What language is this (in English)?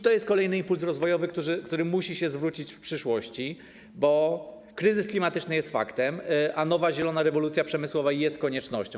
Polish